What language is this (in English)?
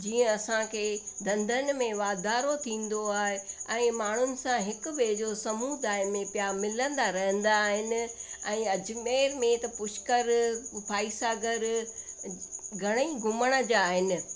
Sindhi